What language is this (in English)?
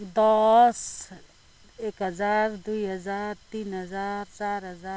Nepali